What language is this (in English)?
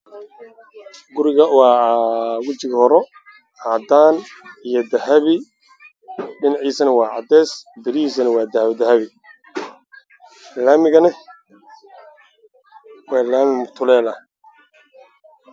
Somali